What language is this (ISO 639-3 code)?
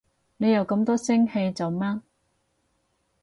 yue